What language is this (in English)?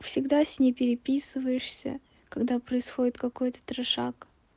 Russian